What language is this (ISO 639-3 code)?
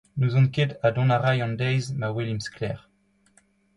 bre